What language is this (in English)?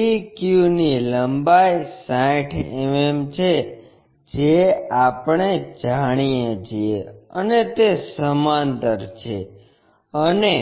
Gujarati